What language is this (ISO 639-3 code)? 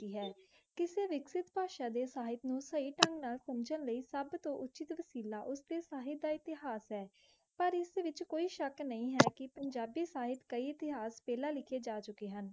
pan